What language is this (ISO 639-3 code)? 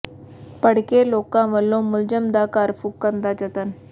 pan